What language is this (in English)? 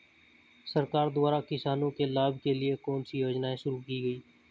Hindi